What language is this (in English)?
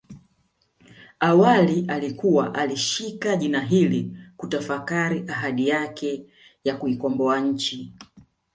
Swahili